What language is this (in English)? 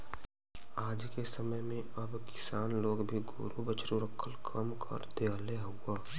Bhojpuri